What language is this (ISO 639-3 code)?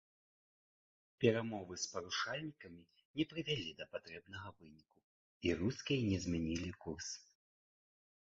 bel